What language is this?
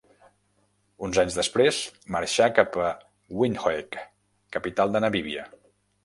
Catalan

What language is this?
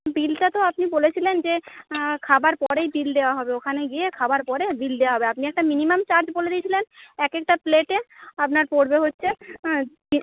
Bangla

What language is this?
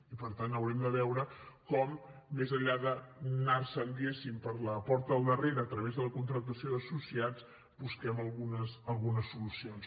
Catalan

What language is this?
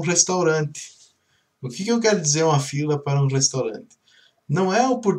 Portuguese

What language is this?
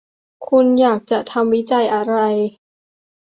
Thai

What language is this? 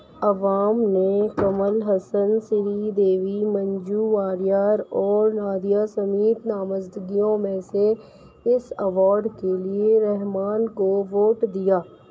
Urdu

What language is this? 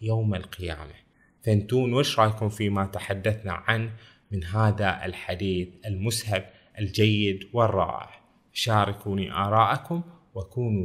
Arabic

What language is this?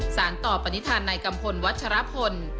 Thai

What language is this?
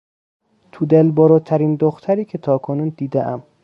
Persian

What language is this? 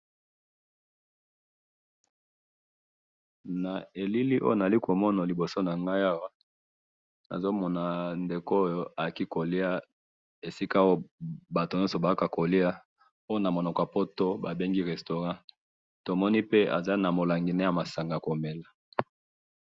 Lingala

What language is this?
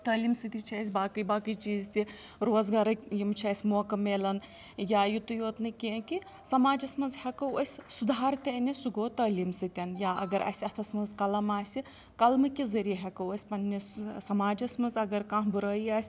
Kashmiri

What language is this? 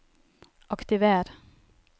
Norwegian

